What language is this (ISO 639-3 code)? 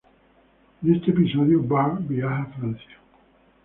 spa